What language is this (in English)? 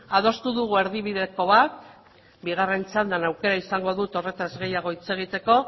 Basque